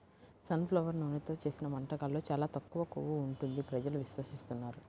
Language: Telugu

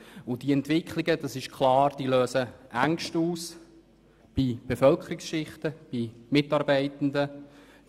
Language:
Swiss German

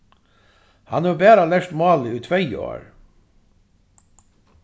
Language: Faroese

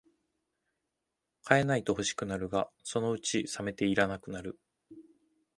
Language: Japanese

